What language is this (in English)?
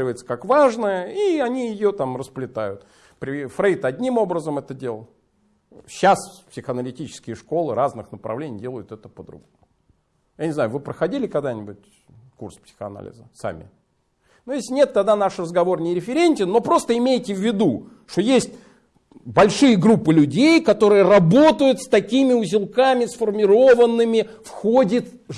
Russian